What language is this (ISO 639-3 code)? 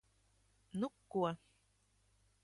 lav